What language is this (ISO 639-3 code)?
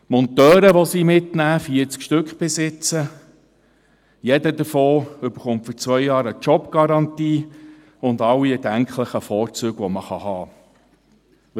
gsw